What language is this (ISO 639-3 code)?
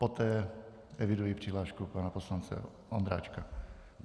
ces